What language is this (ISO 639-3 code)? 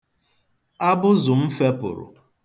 ibo